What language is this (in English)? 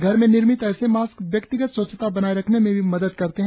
Hindi